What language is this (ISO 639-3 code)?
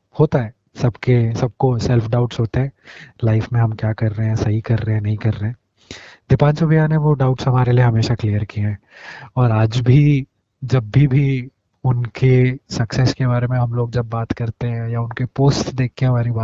hin